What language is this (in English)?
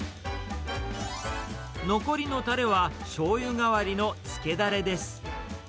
Japanese